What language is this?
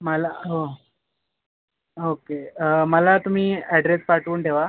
Marathi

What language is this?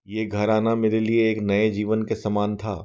Hindi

